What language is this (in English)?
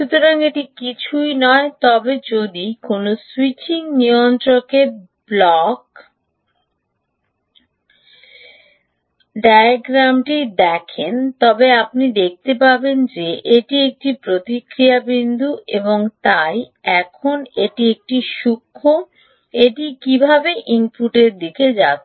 Bangla